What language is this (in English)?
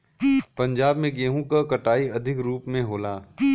Bhojpuri